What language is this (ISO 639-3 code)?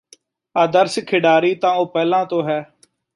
pan